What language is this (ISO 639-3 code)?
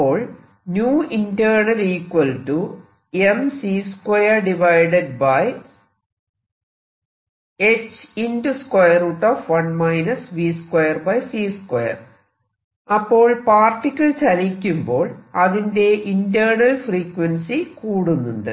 mal